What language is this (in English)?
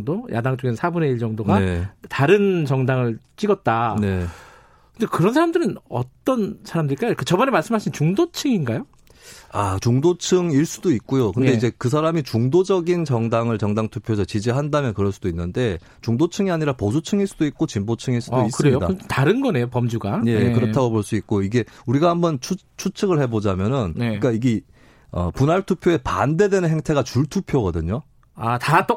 Korean